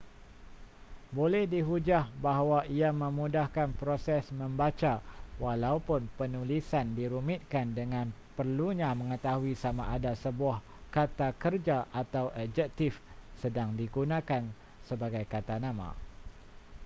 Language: Malay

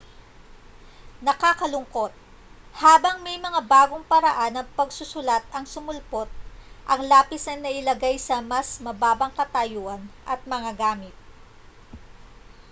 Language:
Filipino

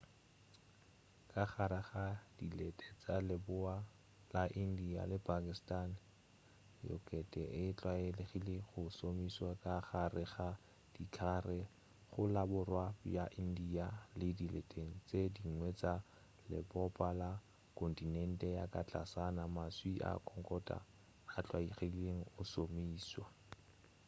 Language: Northern Sotho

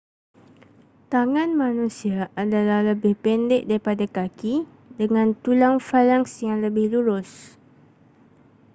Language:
Malay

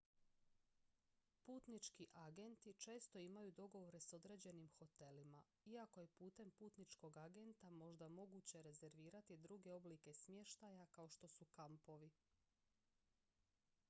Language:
Croatian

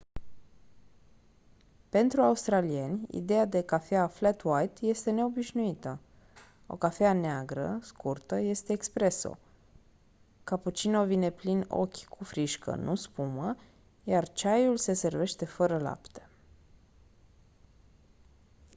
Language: Romanian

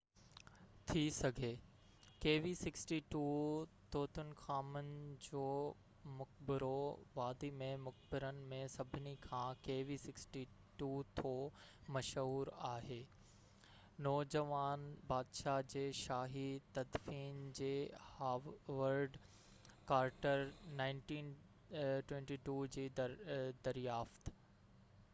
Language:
Sindhi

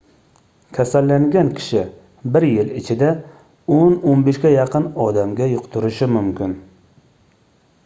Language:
Uzbek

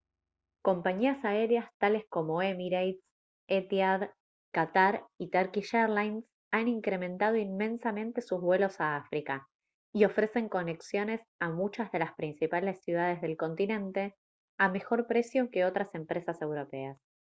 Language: Spanish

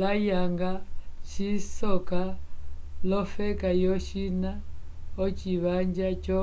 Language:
Umbundu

